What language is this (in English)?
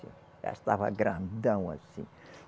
Portuguese